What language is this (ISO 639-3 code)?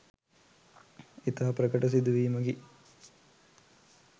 sin